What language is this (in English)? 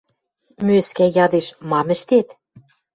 Western Mari